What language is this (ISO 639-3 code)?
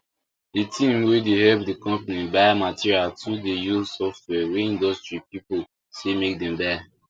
pcm